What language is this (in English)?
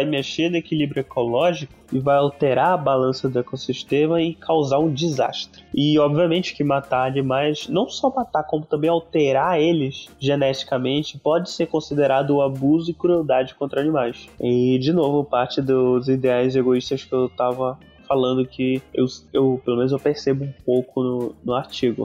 Portuguese